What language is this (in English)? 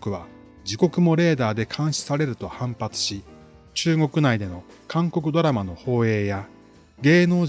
Japanese